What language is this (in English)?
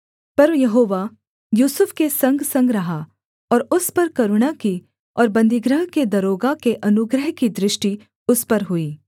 Hindi